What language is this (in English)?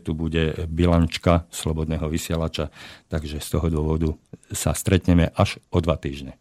Slovak